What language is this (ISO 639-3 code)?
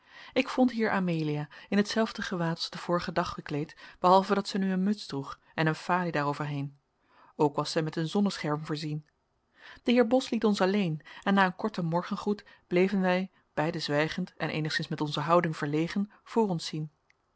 nld